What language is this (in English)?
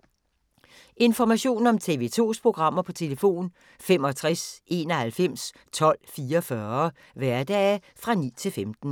Danish